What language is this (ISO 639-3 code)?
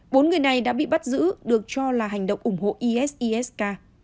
vie